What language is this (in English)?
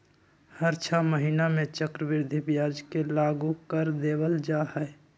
Magahi